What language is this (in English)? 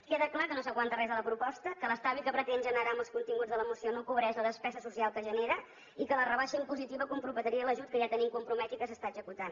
Catalan